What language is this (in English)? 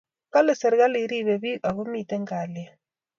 Kalenjin